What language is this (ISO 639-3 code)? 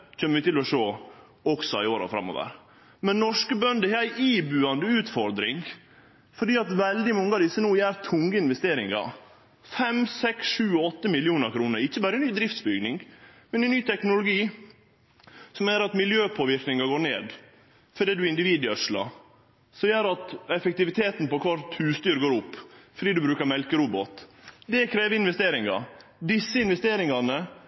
nno